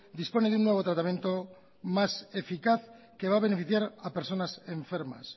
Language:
Spanish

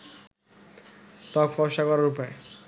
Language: Bangla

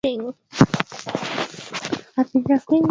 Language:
Swahili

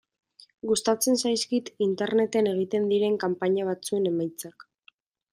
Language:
Basque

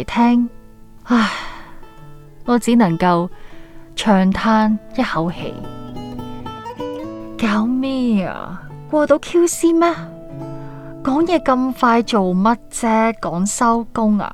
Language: Chinese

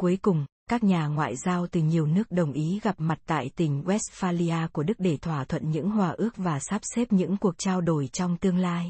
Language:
Vietnamese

